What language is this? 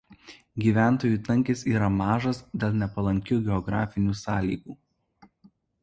Lithuanian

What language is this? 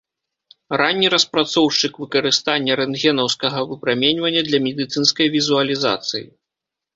Belarusian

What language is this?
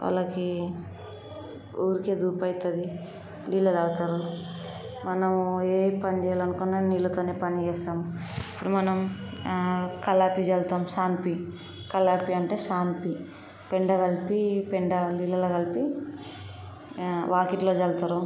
Telugu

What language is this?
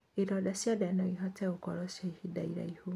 Kikuyu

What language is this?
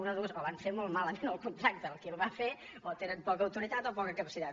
Catalan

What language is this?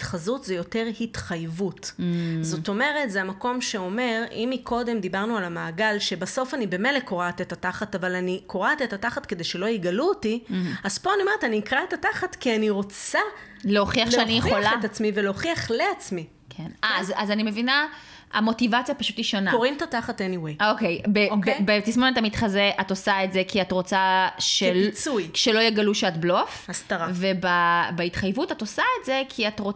Hebrew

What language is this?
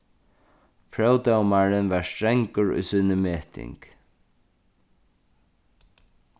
Faroese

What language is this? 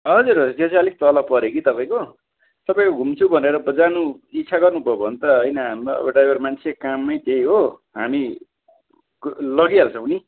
Nepali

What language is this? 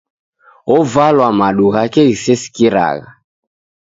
Taita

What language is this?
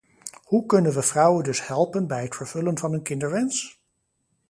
Dutch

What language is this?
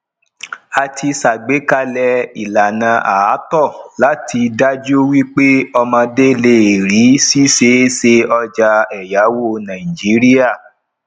Yoruba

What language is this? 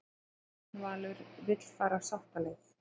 Icelandic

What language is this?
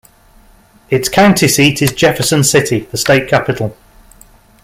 English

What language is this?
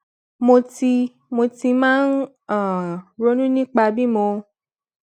Yoruba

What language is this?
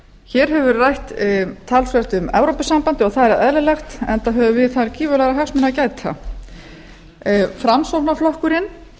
Icelandic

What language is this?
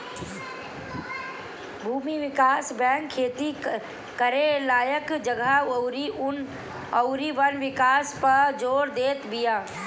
Bhojpuri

